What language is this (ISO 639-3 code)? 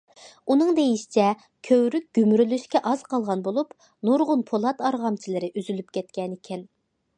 uig